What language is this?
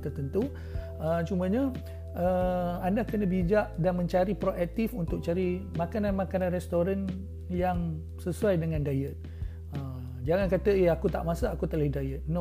Malay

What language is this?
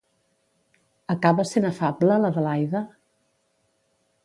Catalan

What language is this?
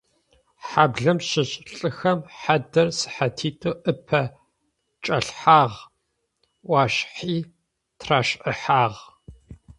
Adyghe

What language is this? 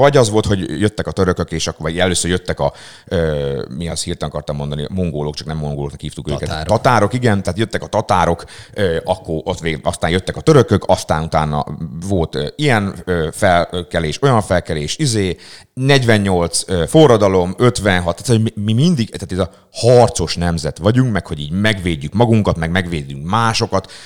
Hungarian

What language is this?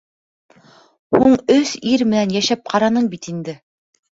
Bashkir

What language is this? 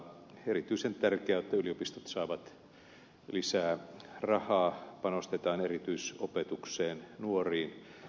Finnish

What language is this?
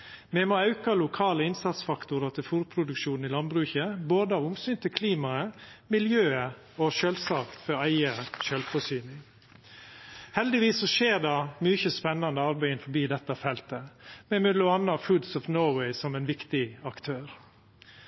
Norwegian Nynorsk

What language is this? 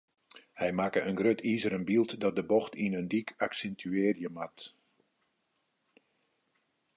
Western Frisian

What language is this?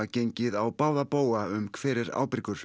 Icelandic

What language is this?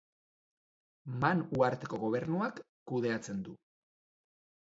Basque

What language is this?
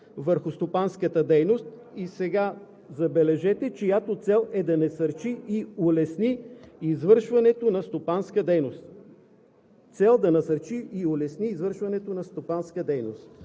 Bulgarian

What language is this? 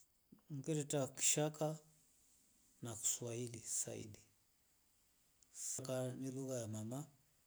Rombo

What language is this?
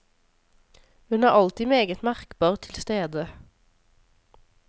Norwegian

